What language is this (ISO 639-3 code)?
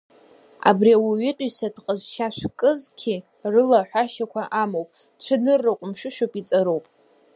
abk